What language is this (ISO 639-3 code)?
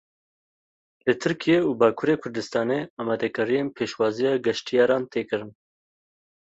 kur